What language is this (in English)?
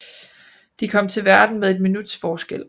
Danish